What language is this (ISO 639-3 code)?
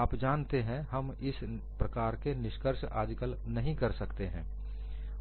hin